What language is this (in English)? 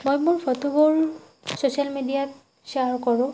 Assamese